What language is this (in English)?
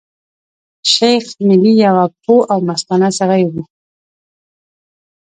Pashto